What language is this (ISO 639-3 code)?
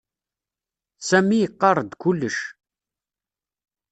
kab